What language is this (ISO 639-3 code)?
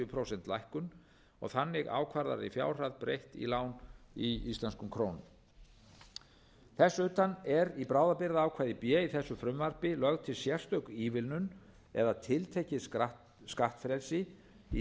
isl